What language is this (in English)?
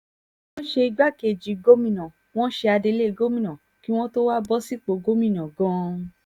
Yoruba